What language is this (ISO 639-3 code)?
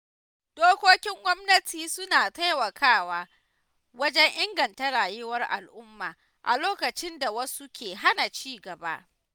hau